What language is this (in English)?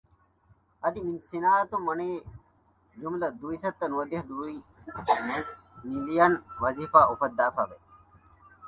Divehi